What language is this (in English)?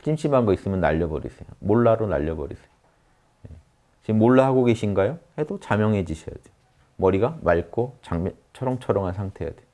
Korean